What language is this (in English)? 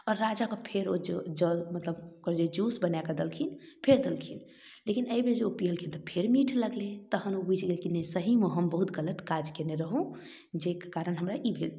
Maithili